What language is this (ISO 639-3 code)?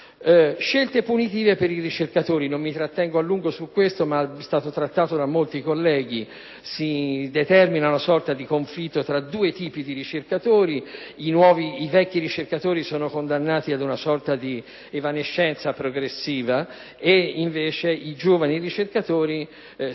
ita